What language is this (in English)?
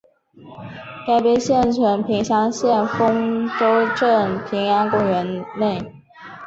Chinese